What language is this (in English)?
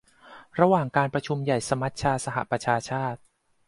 Thai